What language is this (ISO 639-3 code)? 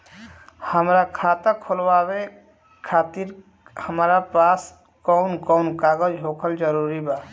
bho